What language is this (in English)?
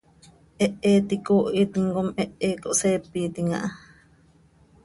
Seri